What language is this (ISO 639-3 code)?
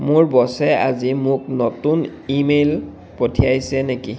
asm